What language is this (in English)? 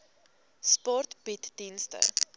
Afrikaans